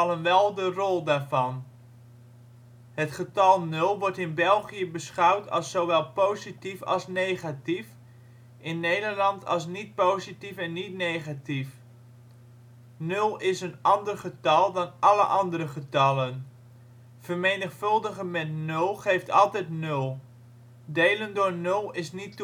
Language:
Dutch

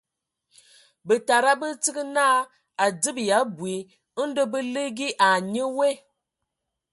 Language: Ewondo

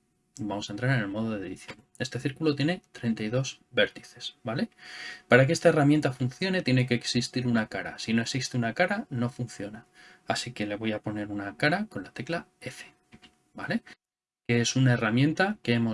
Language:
Spanish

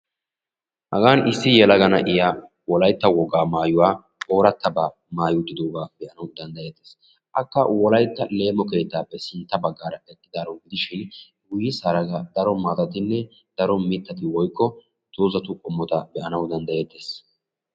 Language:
Wolaytta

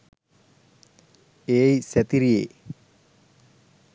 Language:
Sinhala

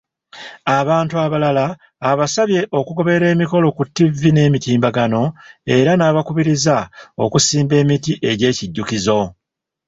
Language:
Ganda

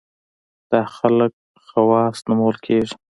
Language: Pashto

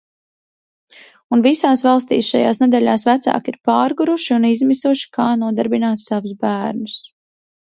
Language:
Latvian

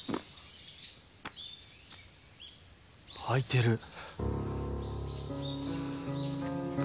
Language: Japanese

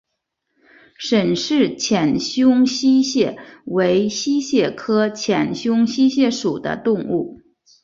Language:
Chinese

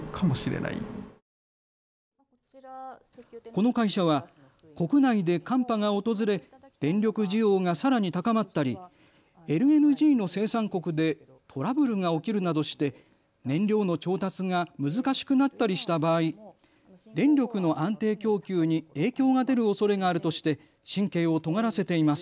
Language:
Japanese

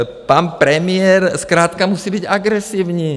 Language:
Czech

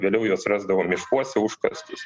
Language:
Lithuanian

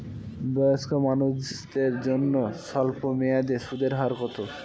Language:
Bangla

